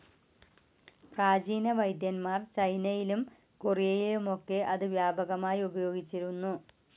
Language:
Malayalam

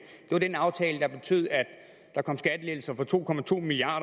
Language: Danish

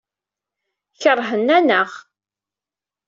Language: Kabyle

